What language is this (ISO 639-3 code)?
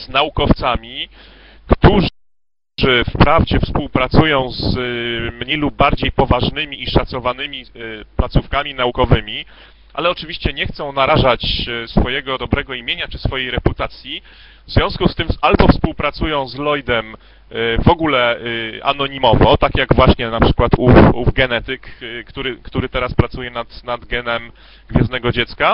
pol